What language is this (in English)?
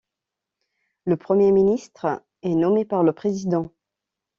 French